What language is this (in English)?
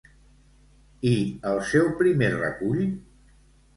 Catalan